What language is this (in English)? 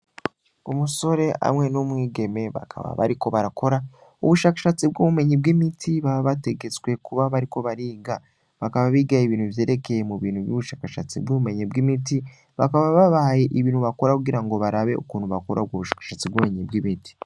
Rundi